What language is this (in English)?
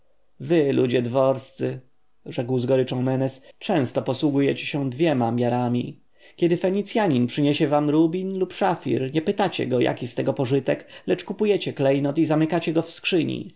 Polish